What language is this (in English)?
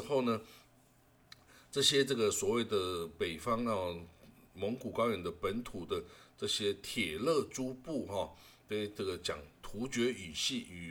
Chinese